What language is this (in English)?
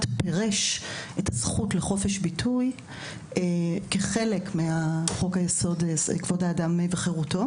Hebrew